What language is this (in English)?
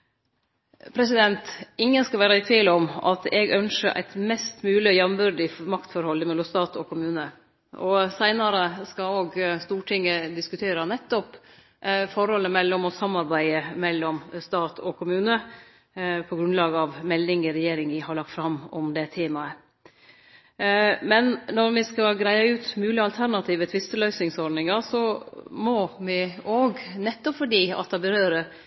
Norwegian Nynorsk